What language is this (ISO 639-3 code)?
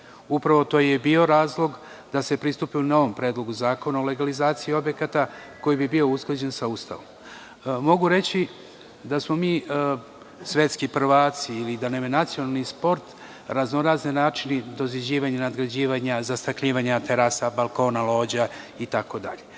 srp